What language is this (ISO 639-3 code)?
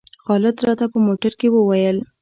pus